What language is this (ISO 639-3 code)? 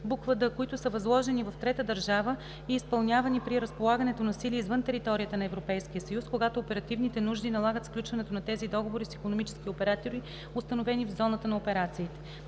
bul